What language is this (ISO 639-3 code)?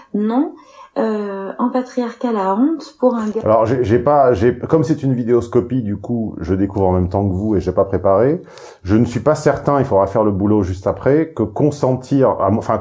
fra